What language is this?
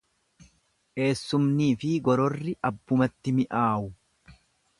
Oromo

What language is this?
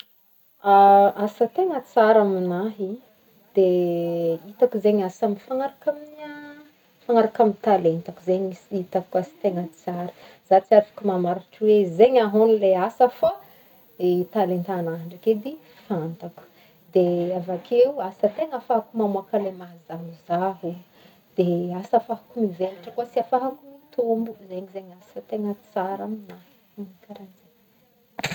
Northern Betsimisaraka Malagasy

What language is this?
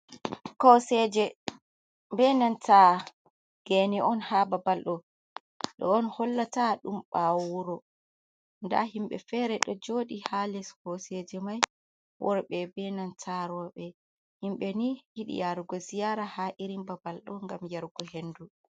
Fula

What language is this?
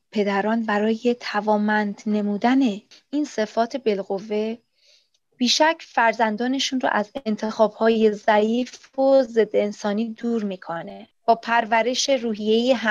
Persian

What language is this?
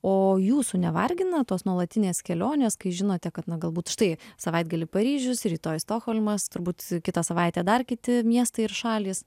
Lithuanian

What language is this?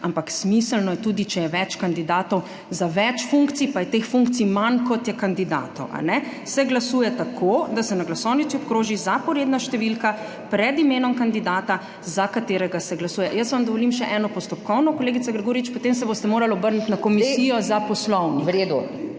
Slovenian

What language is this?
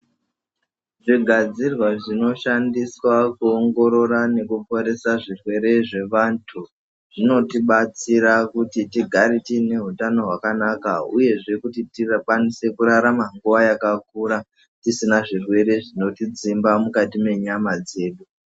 Ndau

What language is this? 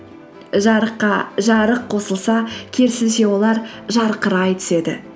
Kazakh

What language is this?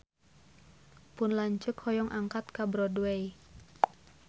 Sundanese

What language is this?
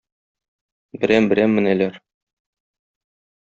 Tatar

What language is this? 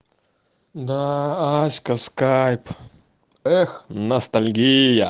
Russian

